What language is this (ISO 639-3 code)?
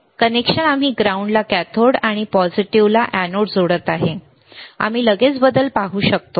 mar